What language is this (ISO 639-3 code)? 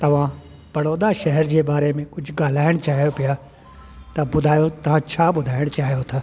snd